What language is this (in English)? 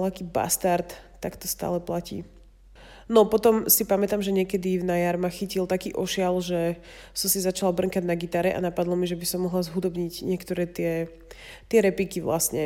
Slovak